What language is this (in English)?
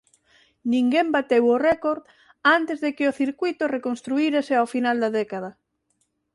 Galician